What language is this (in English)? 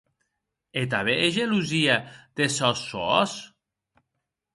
Occitan